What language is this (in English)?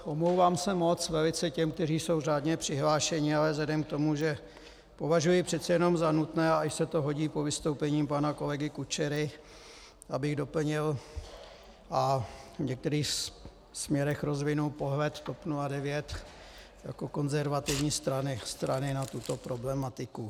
Czech